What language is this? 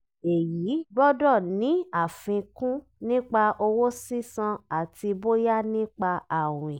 Yoruba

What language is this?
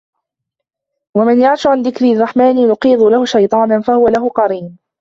Arabic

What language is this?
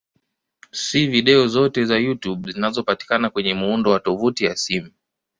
Swahili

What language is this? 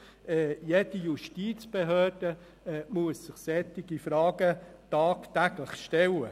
Swiss German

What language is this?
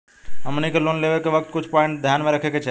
Bhojpuri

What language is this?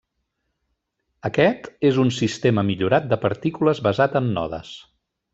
Catalan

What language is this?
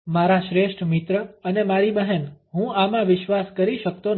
Gujarati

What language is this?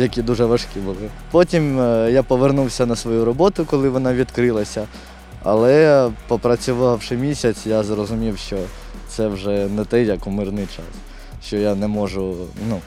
Ukrainian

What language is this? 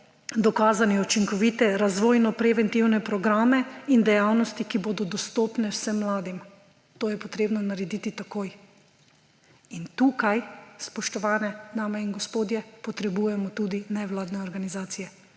Slovenian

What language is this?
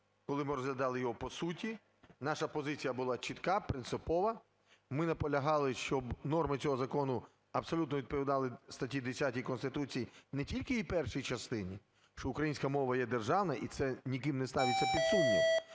Ukrainian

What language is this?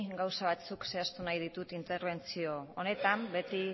Basque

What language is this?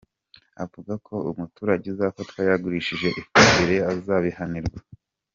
Kinyarwanda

